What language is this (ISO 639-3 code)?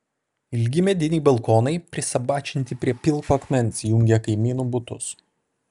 lit